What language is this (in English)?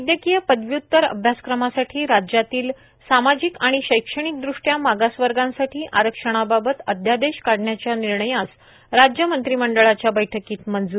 Marathi